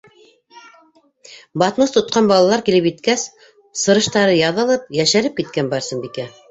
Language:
Bashkir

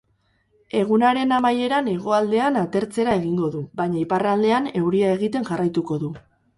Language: Basque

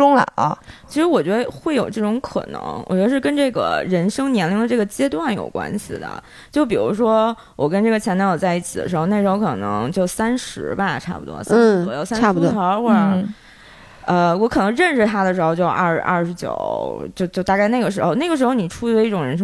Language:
Chinese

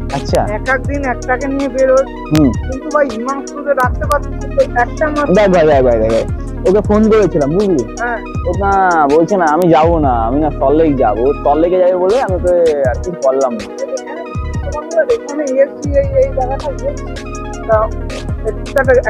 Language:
Latvian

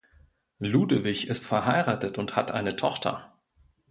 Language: German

